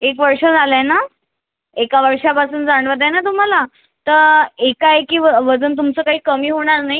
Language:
Marathi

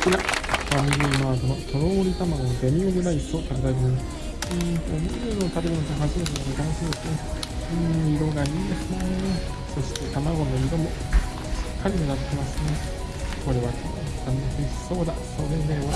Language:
Japanese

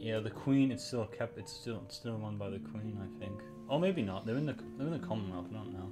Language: English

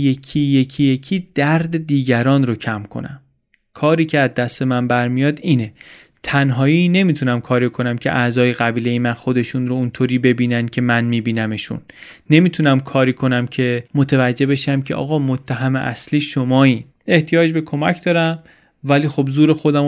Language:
Persian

